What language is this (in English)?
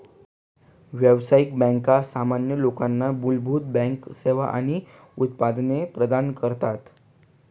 Marathi